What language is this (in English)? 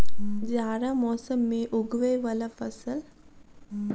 Maithili